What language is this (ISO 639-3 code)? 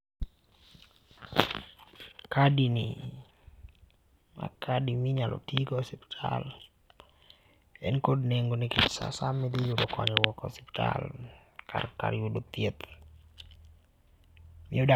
luo